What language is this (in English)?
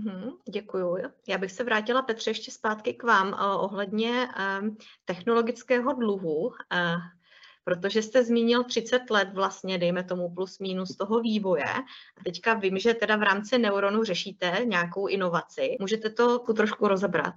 Czech